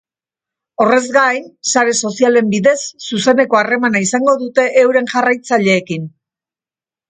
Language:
Basque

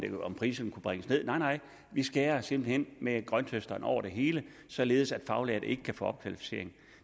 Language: Danish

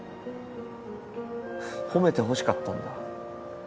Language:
Japanese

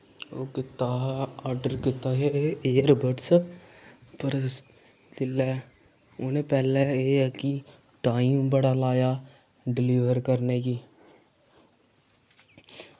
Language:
Dogri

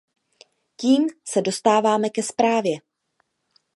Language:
Czech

